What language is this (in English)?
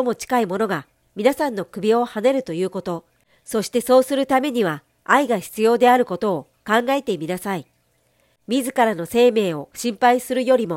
Japanese